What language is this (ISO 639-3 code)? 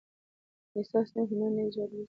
pus